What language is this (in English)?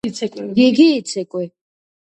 Georgian